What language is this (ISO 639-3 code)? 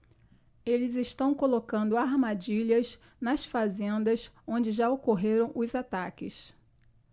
por